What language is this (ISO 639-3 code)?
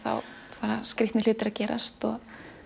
isl